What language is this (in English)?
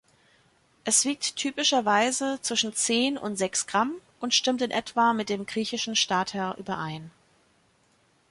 German